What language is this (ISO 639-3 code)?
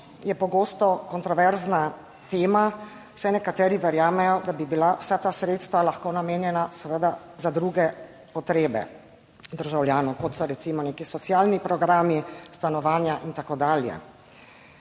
slv